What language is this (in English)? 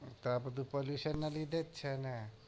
Gujarati